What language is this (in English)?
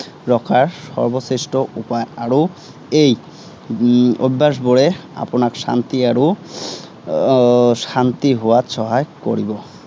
Assamese